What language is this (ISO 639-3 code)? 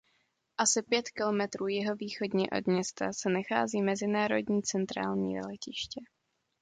ces